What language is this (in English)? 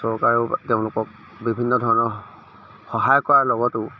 Assamese